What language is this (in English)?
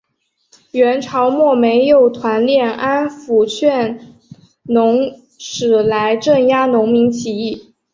Chinese